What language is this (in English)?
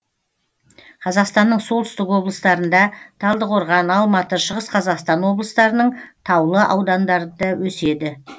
Kazakh